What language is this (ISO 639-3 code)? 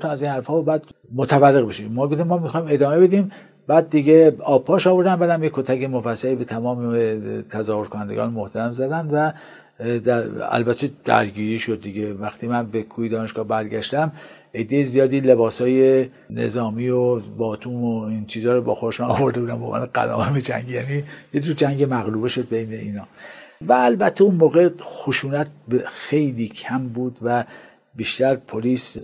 fas